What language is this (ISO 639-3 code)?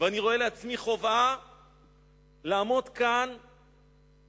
heb